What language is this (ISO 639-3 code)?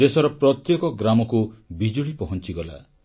ori